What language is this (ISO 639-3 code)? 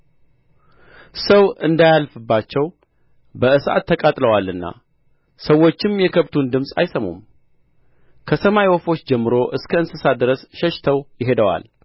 amh